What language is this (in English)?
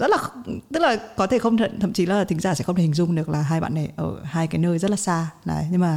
Vietnamese